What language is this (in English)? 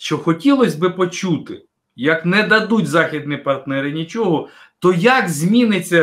Ukrainian